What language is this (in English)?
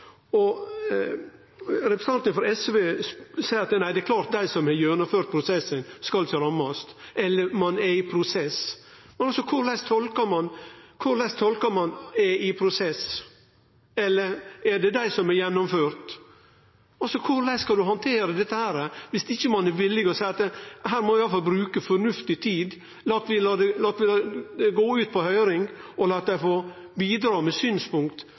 Norwegian Nynorsk